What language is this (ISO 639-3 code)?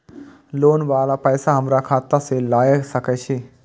mai